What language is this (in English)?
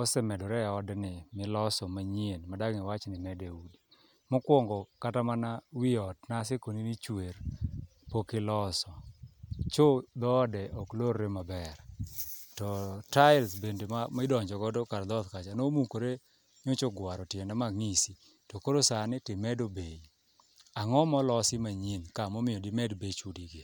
Luo (Kenya and Tanzania)